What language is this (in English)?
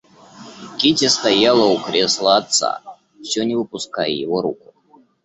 Russian